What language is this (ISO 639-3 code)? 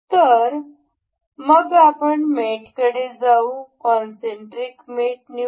mar